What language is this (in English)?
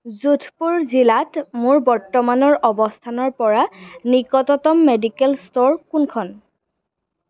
Assamese